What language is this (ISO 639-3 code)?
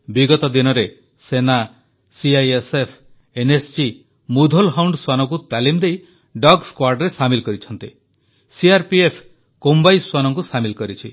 ori